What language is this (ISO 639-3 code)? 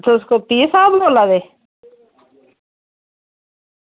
doi